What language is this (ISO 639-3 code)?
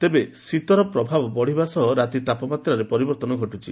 ori